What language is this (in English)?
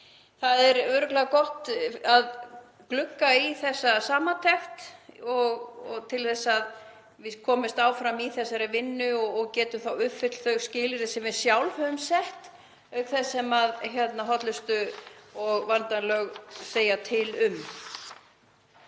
Icelandic